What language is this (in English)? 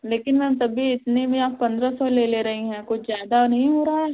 Hindi